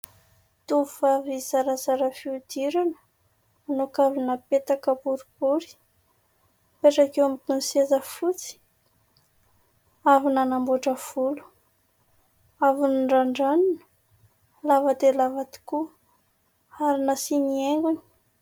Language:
Malagasy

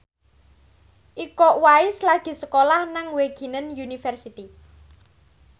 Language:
Javanese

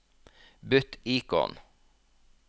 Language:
Norwegian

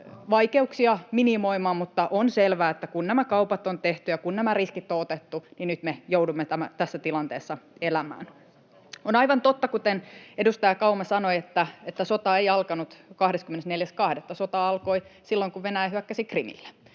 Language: Finnish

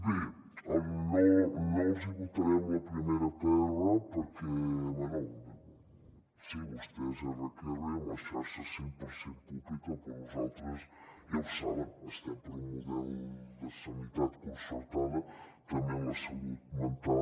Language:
Catalan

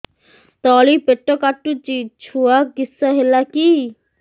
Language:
Odia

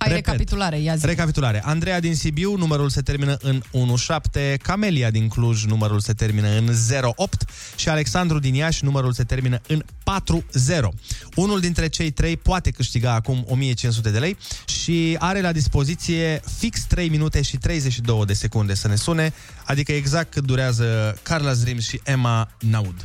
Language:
Romanian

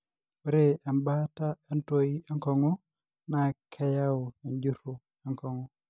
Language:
Masai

